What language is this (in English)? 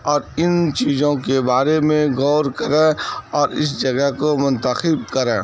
Urdu